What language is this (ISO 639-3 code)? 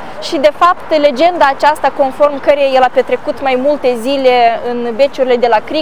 ron